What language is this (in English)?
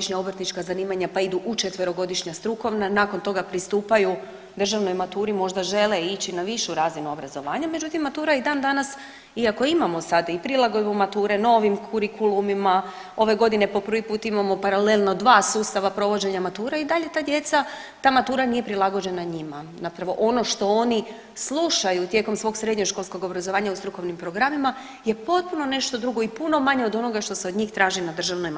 Croatian